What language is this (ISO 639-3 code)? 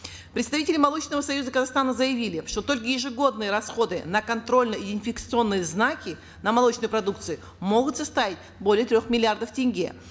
kaz